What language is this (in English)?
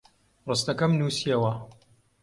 Central Kurdish